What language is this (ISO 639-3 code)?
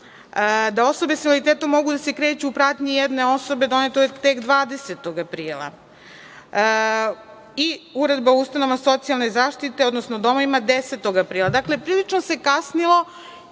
srp